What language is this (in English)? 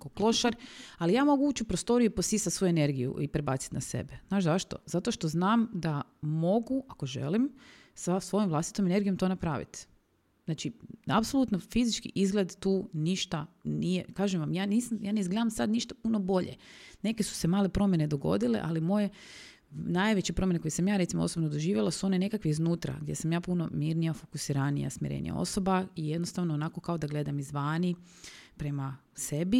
Croatian